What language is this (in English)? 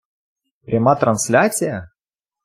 Ukrainian